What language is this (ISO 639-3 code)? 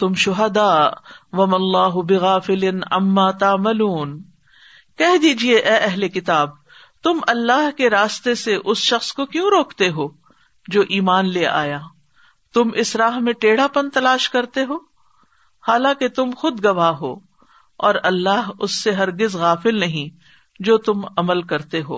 urd